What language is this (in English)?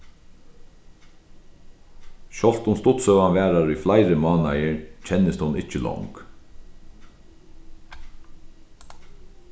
Faroese